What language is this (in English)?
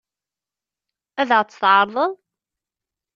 Kabyle